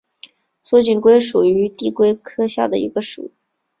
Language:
Chinese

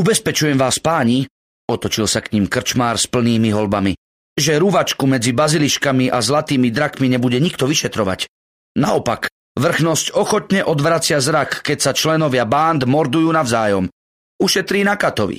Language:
Slovak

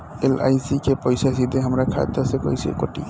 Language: Bhojpuri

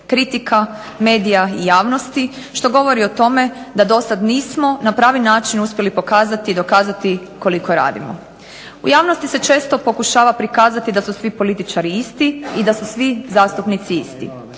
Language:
Croatian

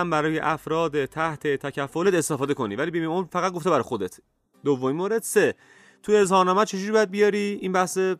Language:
Persian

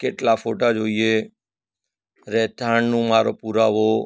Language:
Gujarati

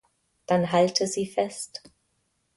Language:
German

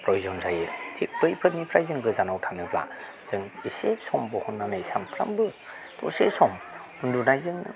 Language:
Bodo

